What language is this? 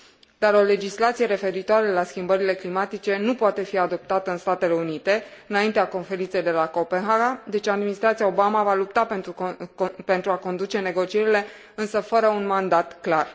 Romanian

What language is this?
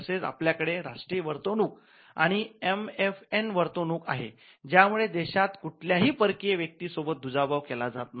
Marathi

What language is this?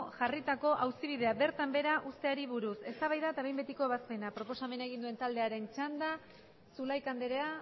Basque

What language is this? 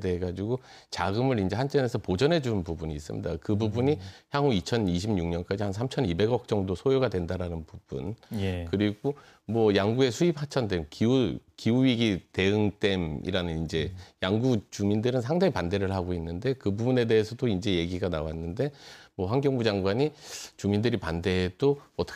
Korean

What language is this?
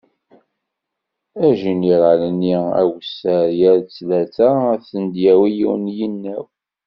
Kabyle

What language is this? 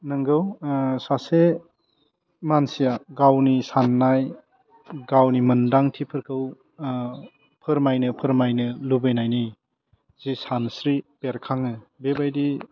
Bodo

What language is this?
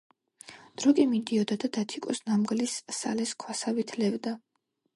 Georgian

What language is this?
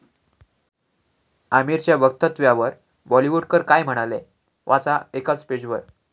Marathi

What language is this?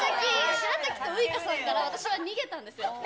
Japanese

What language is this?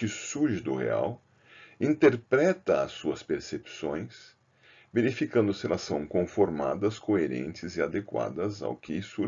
Portuguese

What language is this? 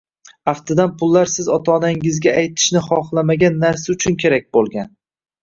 Uzbek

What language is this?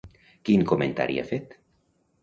Catalan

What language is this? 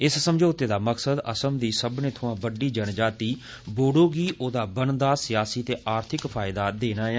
Dogri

